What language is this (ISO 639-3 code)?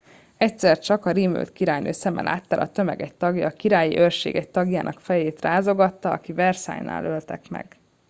hun